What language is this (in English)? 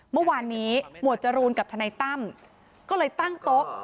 Thai